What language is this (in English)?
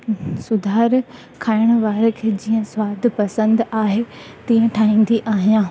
Sindhi